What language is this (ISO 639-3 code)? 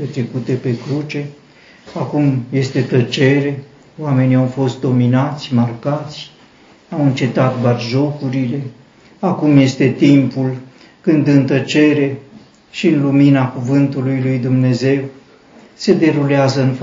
ron